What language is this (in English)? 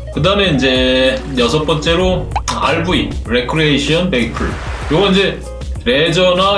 Korean